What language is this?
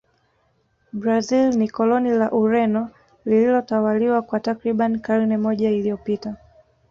Swahili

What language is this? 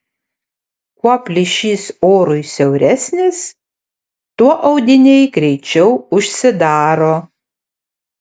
Lithuanian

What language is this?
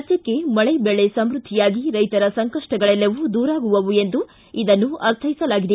Kannada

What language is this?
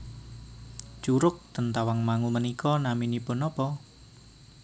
Javanese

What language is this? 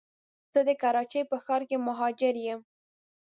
Pashto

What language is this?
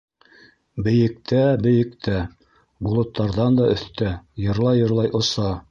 Bashkir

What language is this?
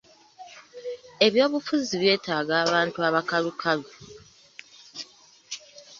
Ganda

